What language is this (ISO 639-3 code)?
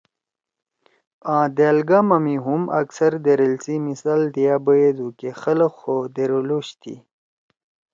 trw